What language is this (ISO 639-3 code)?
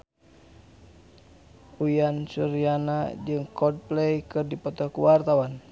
sun